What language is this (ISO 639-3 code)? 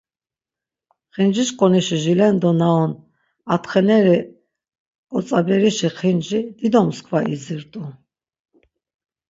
lzz